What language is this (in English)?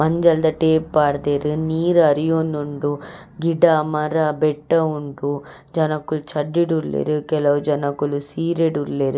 Tulu